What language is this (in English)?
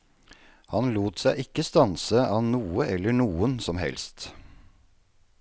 Norwegian